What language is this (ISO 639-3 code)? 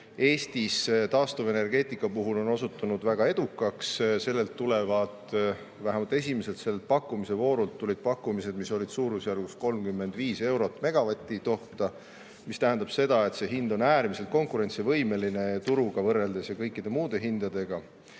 est